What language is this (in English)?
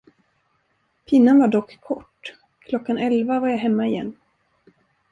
Swedish